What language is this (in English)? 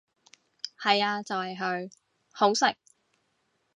Cantonese